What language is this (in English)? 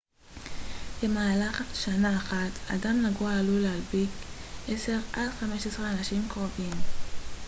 Hebrew